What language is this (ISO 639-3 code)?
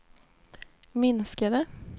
swe